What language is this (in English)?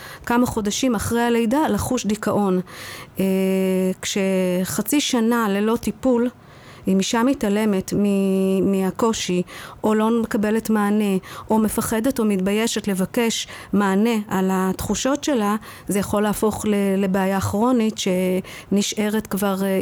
Hebrew